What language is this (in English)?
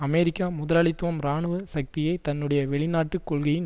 Tamil